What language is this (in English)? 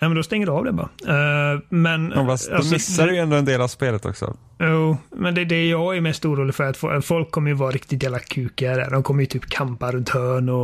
Swedish